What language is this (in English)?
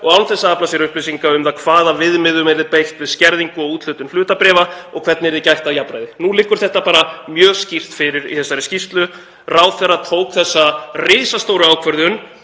Icelandic